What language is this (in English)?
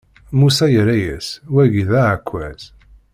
Kabyle